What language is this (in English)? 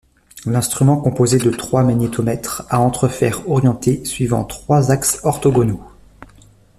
French